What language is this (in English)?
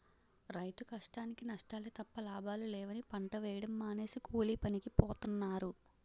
Telugu